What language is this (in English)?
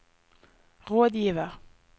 Norwegian